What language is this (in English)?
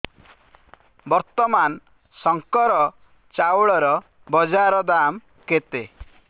Odia